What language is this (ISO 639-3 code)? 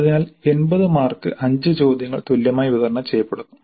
mal